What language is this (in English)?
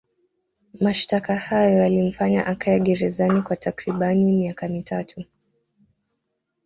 Swahili